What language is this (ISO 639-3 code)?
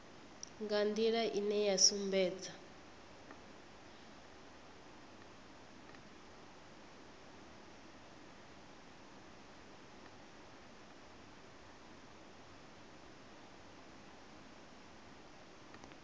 ven